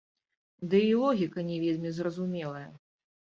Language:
Belarusian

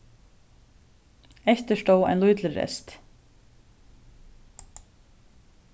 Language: Faroese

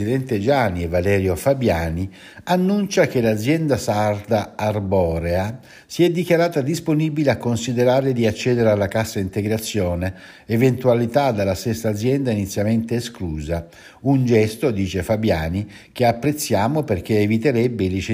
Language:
Italian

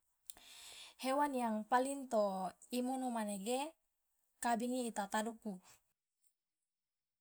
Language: Loloda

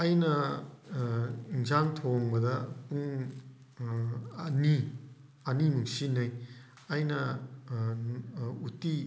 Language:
Manipuri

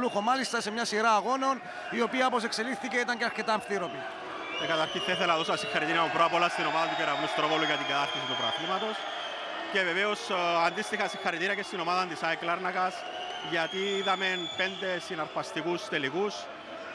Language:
Greek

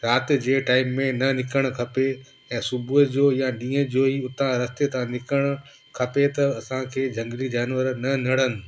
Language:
Sindhi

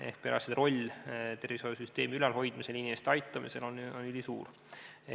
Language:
Estonian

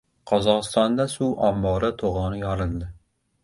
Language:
Uzbek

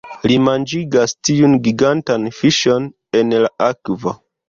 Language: Esperanto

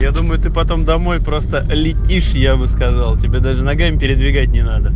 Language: Russian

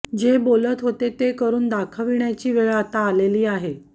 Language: Marathi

